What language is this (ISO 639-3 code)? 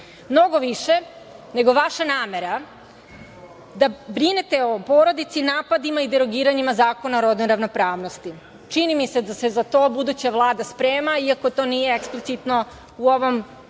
srp